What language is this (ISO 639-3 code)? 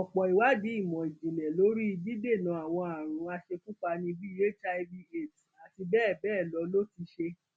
yor